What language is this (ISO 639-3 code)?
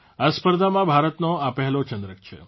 guj